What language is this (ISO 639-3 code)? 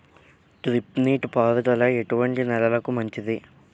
tel